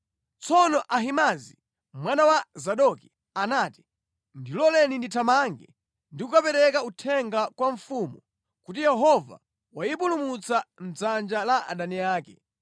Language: Nyanja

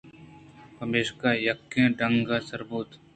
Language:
Eastern Balochi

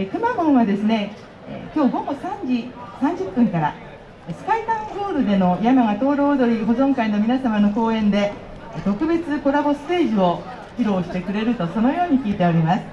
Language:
Japanese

